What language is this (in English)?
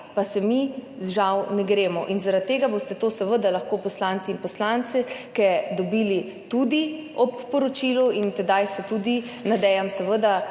Slovenian